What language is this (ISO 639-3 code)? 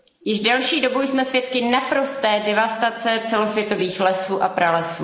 ces